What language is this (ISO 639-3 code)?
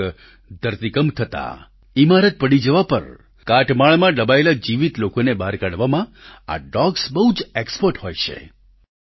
guj